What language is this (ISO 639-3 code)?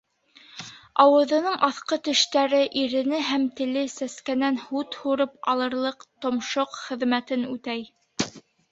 bak